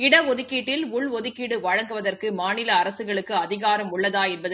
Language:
Tamil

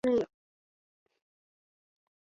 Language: Chinese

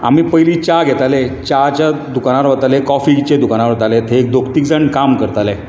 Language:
Konkani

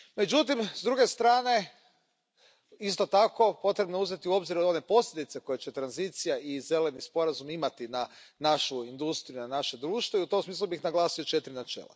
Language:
Croatian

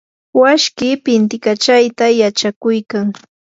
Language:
Yanahuanca Pasco Quechua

